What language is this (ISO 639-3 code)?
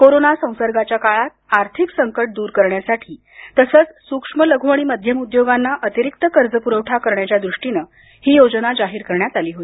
mar